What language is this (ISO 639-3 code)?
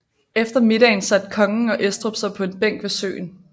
dan